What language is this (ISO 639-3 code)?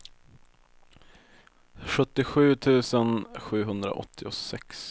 swe